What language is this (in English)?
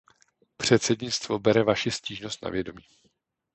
Czech